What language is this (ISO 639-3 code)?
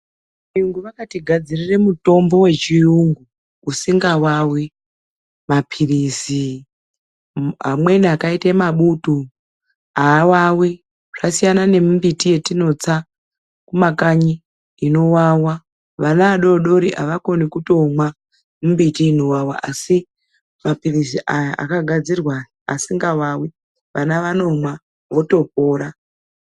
ndc